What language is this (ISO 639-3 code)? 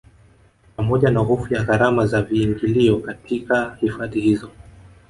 swa